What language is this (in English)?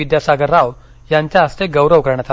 Marathi